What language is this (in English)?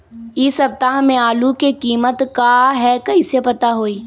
Magahi